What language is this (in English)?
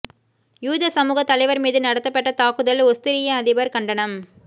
Tamil